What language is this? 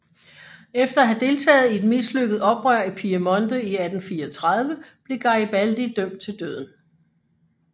Danish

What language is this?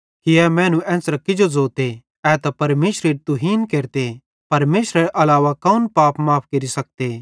Bhadrawahi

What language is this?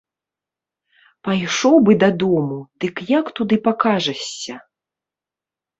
Belarusian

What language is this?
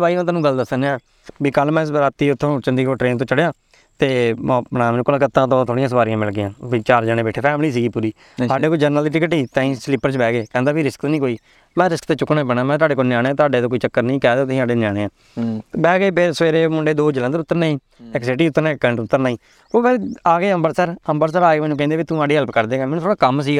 Punjabi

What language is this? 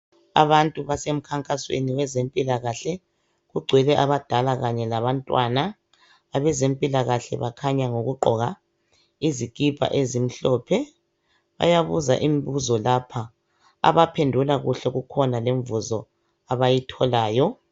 North Ndebele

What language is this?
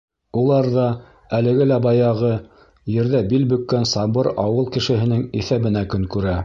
Bashkir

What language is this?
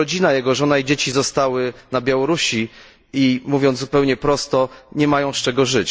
Polish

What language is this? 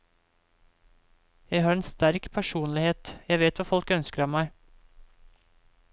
Norwegian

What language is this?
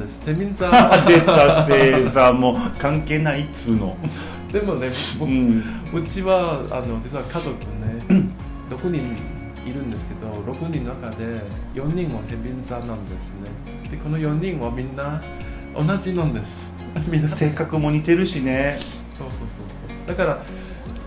Japanese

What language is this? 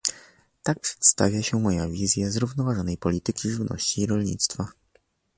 Polish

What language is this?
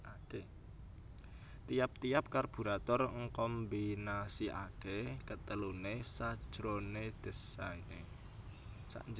Javanese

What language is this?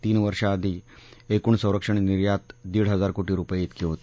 Marathi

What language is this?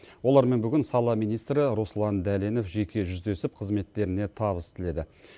Kazakh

